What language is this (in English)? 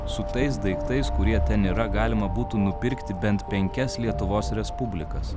Lithuanian